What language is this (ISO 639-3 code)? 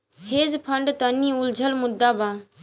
bho